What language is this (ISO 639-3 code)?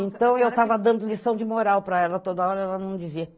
por